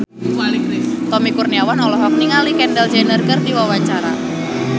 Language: Sundanese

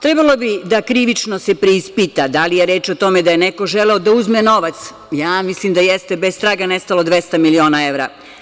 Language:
Serbian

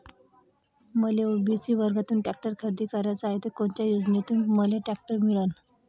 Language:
Marathi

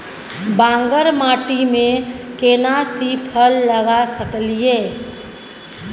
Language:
Maithili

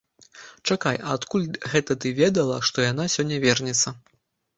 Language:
Belarusian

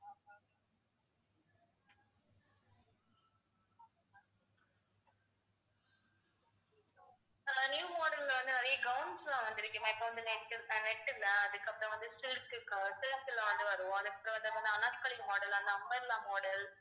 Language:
Tamil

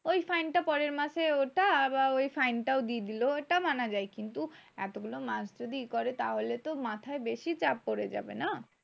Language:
Bangla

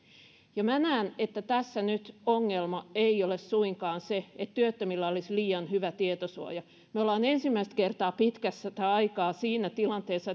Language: Finnish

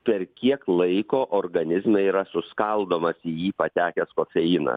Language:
Lithuanian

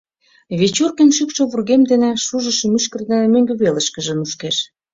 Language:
Mari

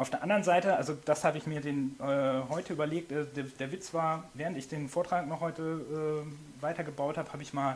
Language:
German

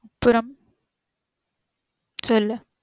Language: Tamil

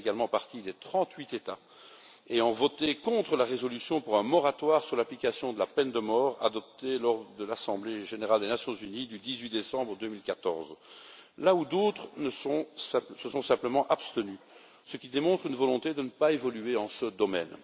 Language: French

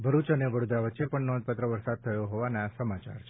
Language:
Gujarati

